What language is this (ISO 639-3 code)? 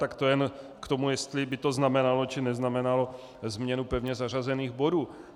ces